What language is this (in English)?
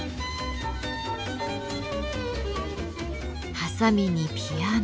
Japanese